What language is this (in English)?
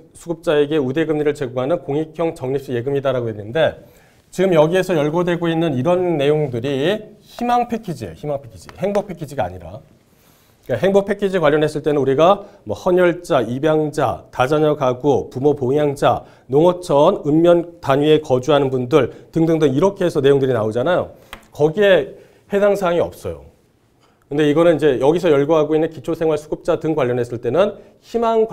Korean